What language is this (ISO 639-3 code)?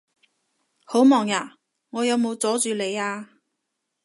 yue